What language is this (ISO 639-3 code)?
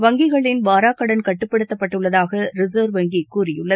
tam